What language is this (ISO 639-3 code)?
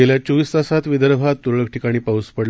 mar